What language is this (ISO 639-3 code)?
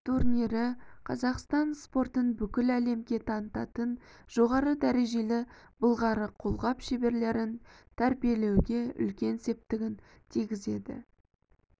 kaz